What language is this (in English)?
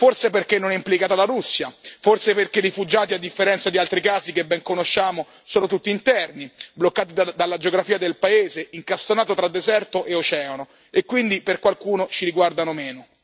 Italian